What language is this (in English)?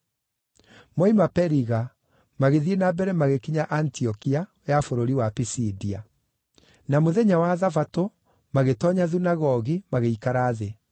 Kikuyu